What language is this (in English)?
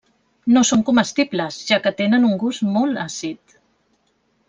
Catalan